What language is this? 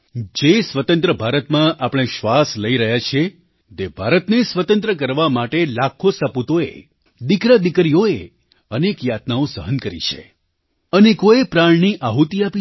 Gujarati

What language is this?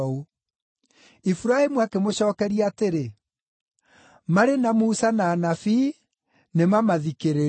Kikuyu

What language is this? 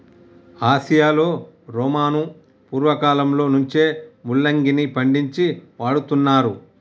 Telugu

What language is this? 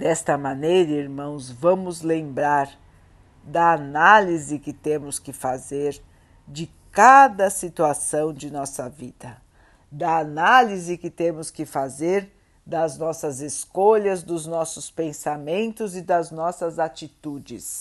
Portuguese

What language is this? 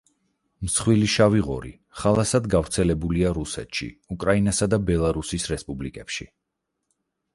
Georgian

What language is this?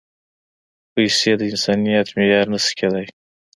Pashto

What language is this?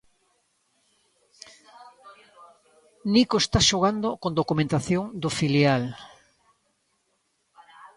Galician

